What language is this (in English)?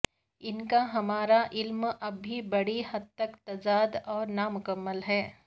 Urdu